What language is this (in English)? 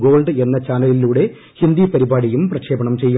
Malayalam